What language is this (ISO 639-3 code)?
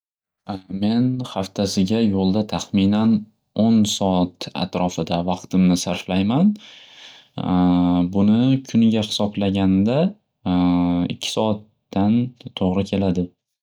uzb